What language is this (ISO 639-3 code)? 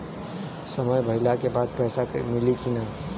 bho